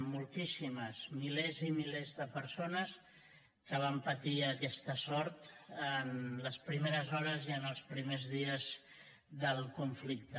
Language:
Catalan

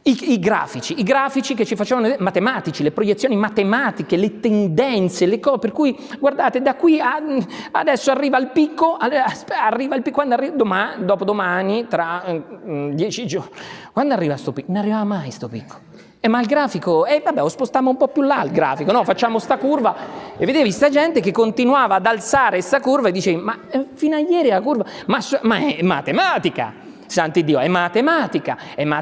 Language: Italian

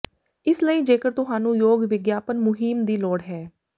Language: Punjabi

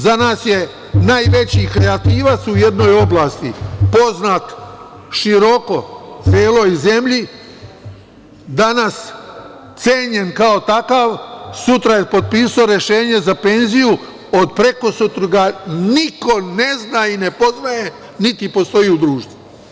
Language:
Serbian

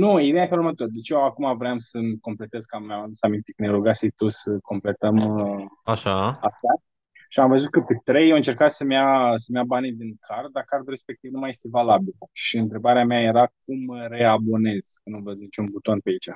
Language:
Romanian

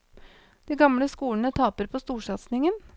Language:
Norwegian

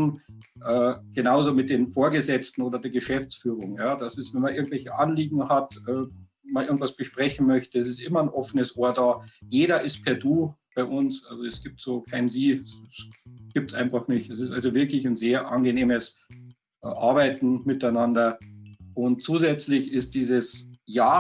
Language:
German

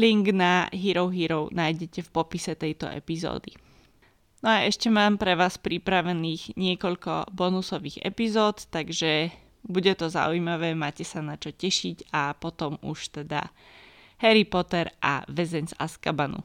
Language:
Slovak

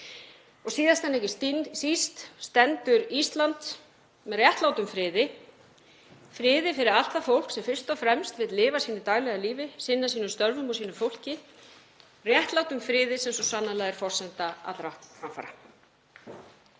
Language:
Icelandic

